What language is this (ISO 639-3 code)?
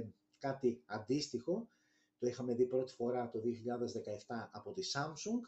ell